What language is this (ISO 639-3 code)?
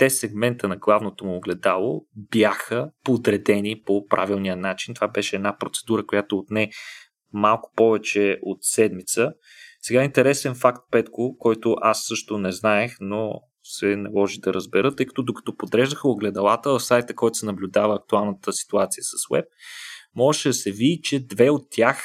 bul